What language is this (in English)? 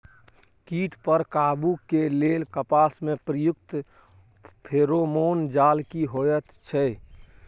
Maithili